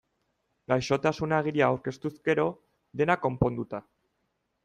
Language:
Basque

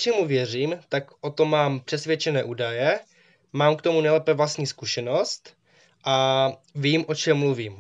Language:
Czech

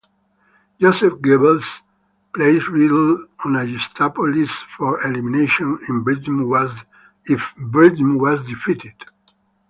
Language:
English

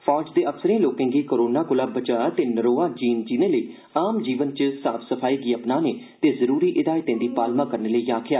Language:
Dogri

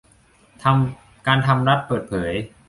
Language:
Thai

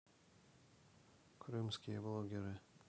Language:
Russian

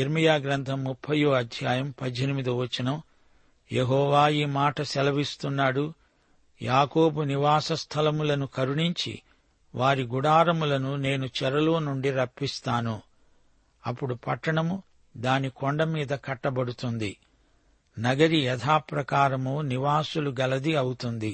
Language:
Telugu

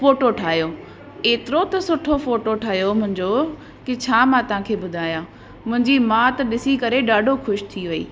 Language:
Sindhi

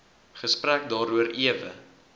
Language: Afrikaans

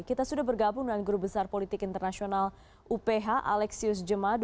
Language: Indonesian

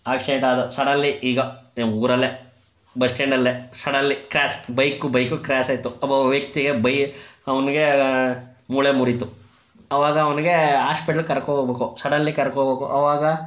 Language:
Kannada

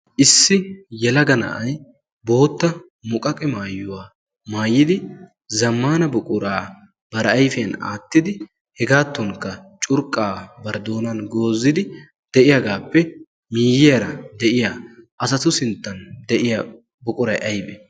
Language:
Wolaytta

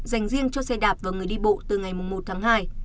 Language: Vietnamese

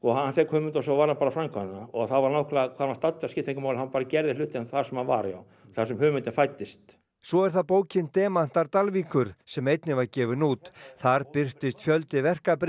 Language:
Icelandic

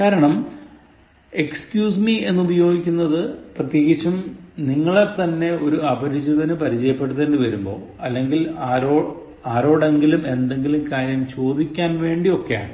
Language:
Malayalam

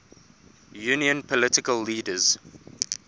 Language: English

